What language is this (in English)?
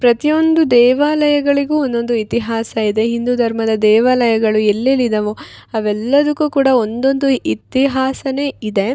Kannada